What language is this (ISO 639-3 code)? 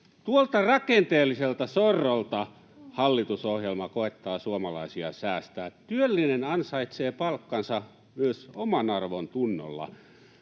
fin